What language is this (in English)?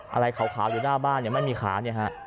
Thai